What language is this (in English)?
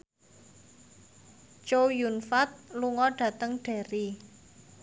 Javanese